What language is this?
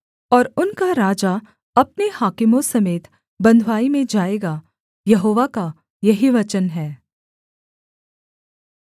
Hindi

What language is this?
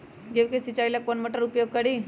Magahi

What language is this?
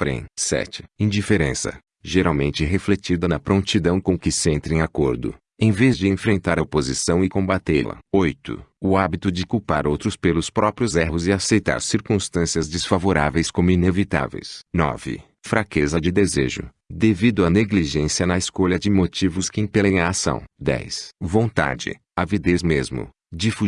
Portuguese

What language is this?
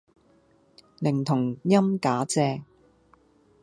Cantonese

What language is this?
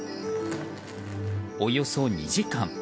Japanese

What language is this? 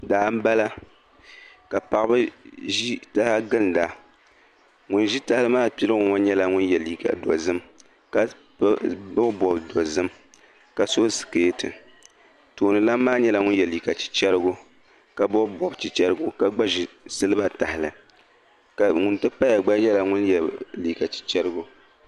Dagbani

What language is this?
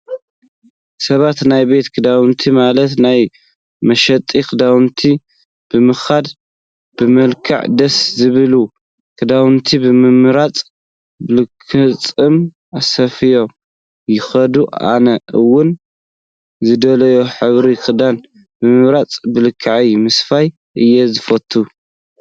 Tigrinya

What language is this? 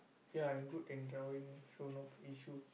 English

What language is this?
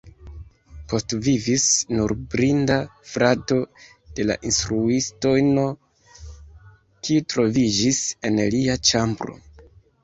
Esperanto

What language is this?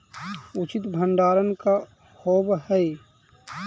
Magahi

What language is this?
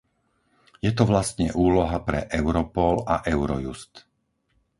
Slovak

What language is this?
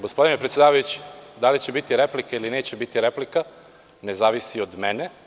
Serbian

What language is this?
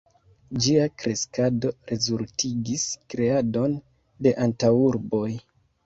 Esperanto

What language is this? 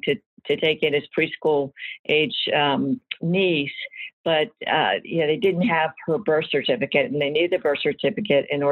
English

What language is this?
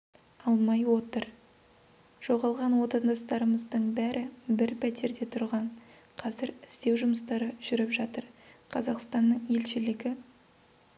Kazakh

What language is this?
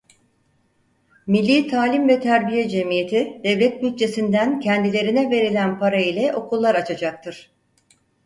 Turkish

